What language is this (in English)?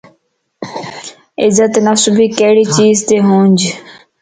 Lasi